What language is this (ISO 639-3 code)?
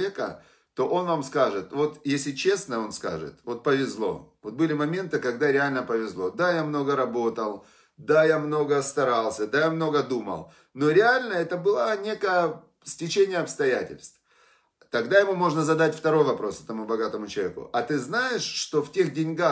rus